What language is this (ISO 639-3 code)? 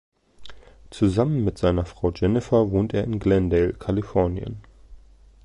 deu